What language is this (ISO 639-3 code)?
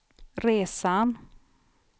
swe